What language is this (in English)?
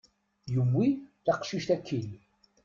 Kabyle